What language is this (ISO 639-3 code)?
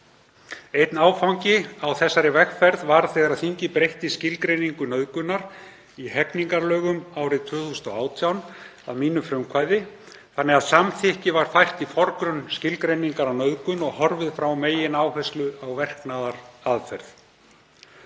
isl